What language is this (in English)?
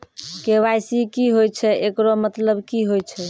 Maithili